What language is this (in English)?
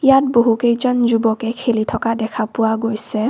Assamese